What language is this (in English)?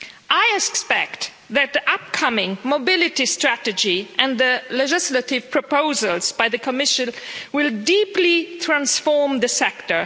English